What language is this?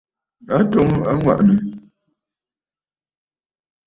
Bafut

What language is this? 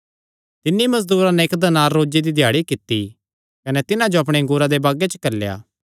Kangri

